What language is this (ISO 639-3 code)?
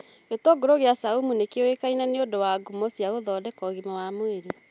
kik